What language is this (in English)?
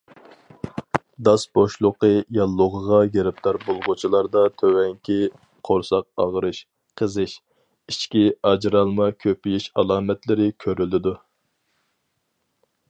Uyghur